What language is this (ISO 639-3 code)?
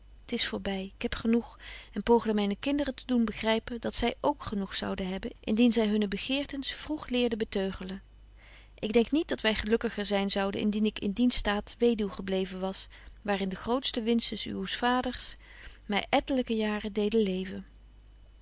nld